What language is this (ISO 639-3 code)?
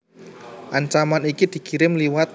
jav